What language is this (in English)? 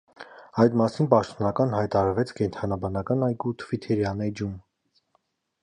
Armenian